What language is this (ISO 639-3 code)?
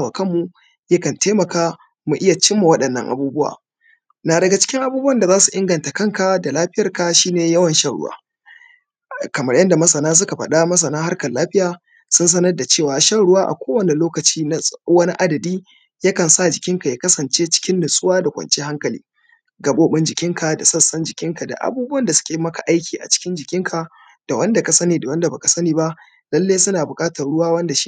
hau